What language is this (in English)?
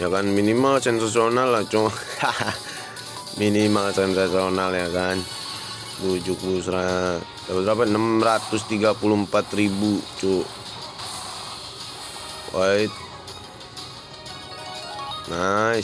Indonesian